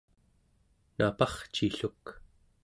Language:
Central Yupik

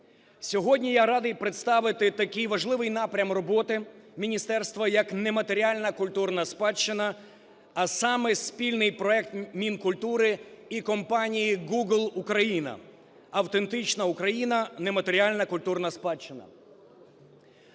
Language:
Ukrainian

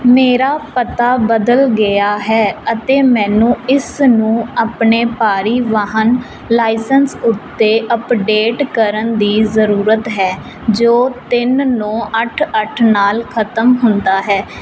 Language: Punjabi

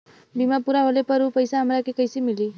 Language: Bhojpuri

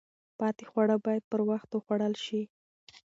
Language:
Pashto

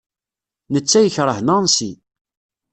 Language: Kabyle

